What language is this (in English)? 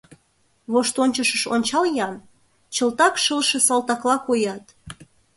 Mari